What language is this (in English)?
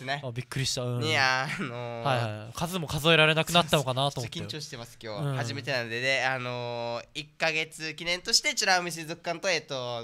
Japanese